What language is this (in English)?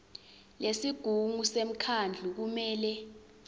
Swati